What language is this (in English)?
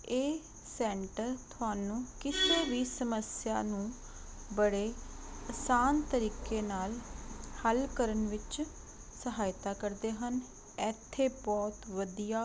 Punjabi